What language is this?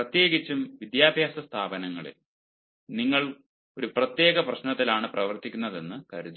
Malayalam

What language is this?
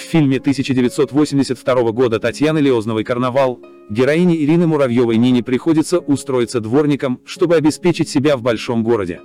Russian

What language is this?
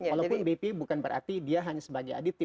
Indonesian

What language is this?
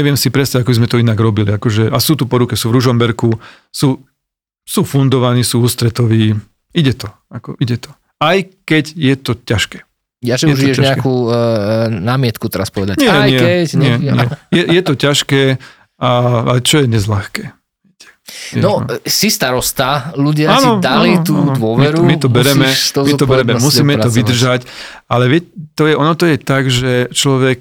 Slovak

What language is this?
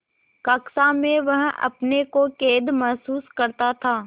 Hindi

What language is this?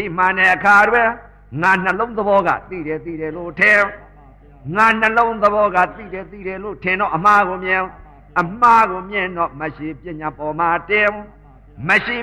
Vietnamese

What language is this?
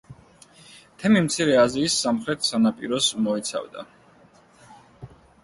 Georgian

